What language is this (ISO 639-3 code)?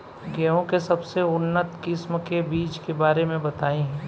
bho